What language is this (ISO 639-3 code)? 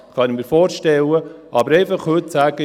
gsw